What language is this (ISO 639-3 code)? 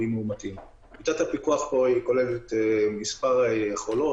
heb